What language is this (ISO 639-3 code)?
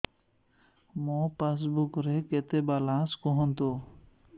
ori